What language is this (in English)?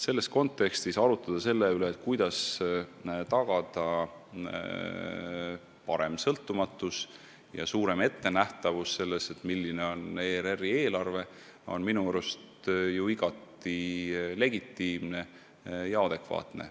Estonian